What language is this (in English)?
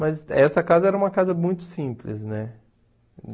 Portuguese